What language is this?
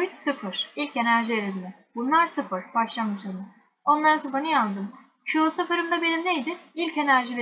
Turkish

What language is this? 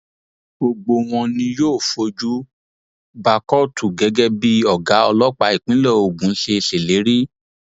Yoruba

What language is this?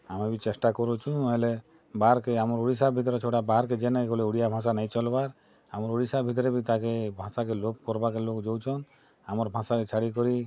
Odia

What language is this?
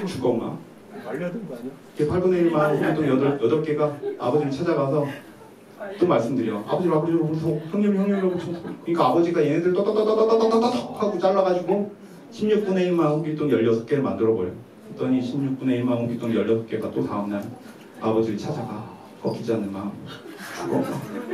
Korean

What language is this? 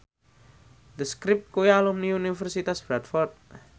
Javanese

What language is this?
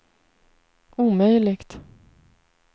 Swedish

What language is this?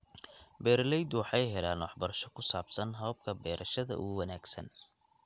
Somali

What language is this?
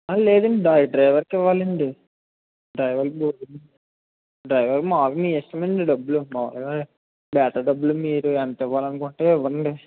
Telugu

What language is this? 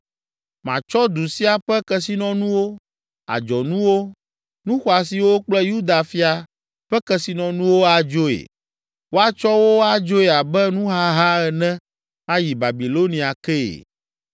Ewe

